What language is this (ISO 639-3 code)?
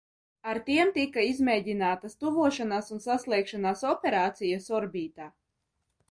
lav